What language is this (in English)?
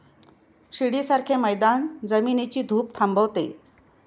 Marathi